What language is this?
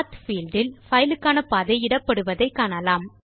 Tamil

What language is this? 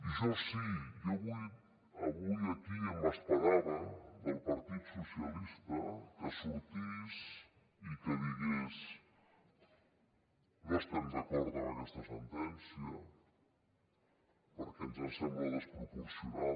Catalan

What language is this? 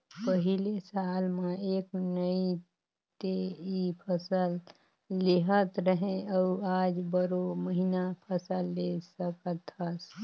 Chhattisgarhi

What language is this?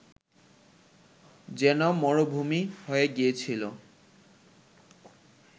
Bangla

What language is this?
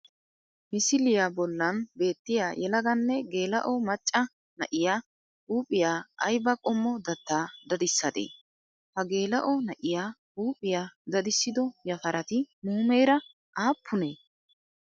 Wolaytta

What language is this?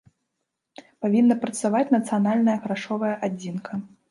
Belarusian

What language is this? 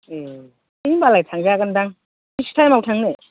Bodo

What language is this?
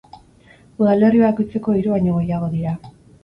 Basque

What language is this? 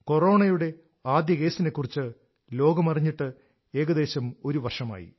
Malayalam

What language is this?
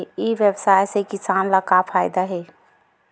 Chhattisgarhi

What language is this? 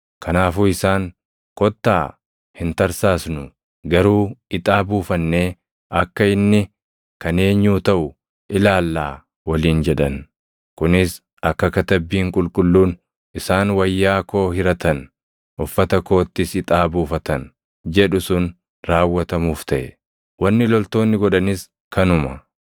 Oromo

